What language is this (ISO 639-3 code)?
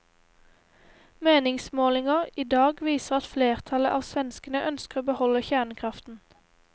nor